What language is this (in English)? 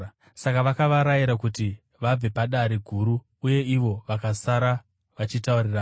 Shona